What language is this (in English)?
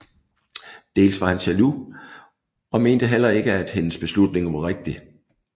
Danish